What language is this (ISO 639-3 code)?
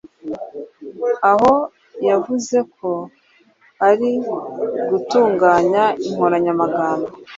kin